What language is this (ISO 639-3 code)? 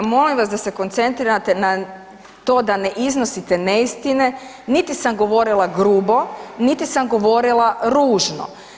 hrv